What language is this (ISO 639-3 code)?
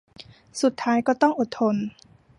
tha